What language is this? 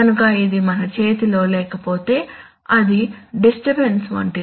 Telugu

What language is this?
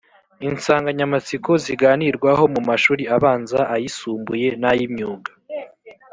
Kinyarwanda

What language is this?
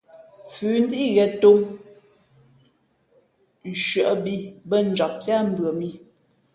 Fe'fe'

